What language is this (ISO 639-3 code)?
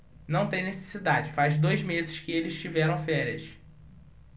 por